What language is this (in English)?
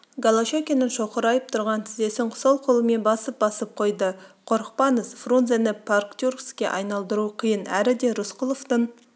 Kazakh